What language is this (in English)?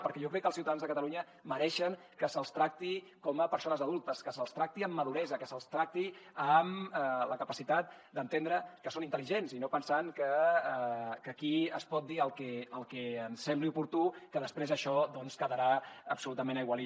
Catalan